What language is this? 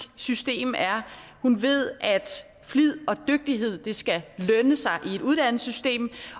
Danish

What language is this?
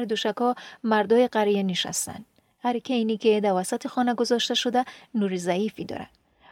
Persian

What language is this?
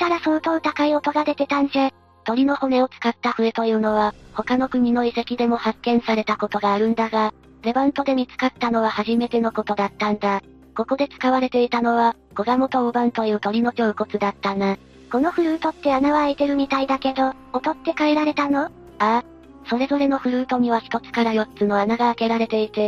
Japanese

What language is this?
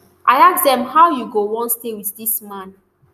Nigerian Pidgin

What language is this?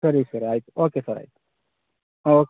Kannada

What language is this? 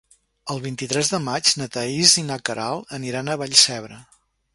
Catalan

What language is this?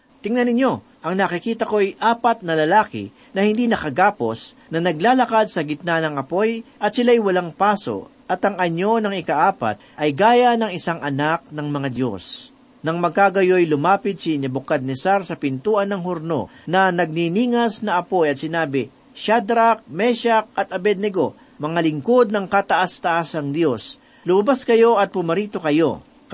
Filipino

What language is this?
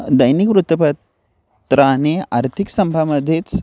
Marathi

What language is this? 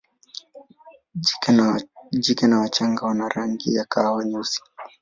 Swahili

